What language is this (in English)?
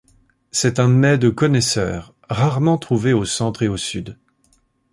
French